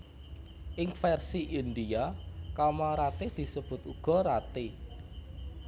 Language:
Javanese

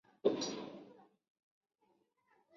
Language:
Chinese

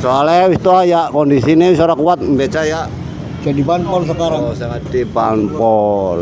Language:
Indonesian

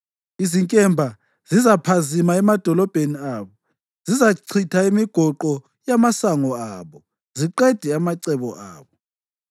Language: North Ndebele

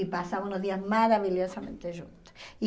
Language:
Portuguese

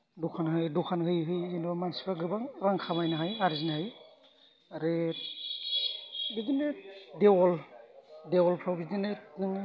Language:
Bodo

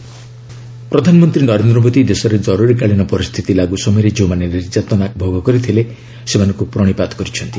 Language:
Odia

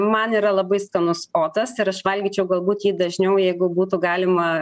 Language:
Lithuanian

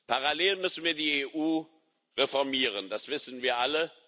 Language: German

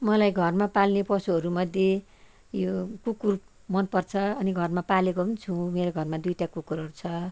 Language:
Nepali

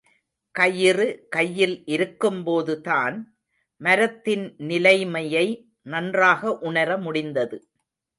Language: Tamil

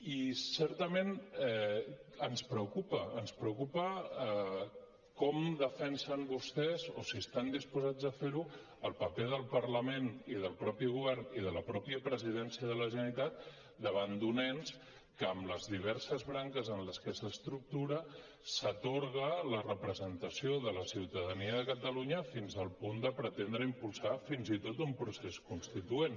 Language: Catalan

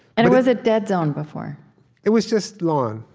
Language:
English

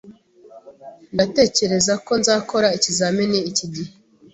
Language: Kinyarwanda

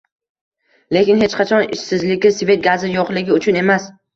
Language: Uzbek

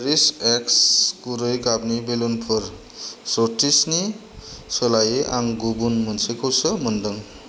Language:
Bodo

